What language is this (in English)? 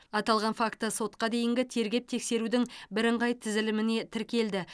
Kazakh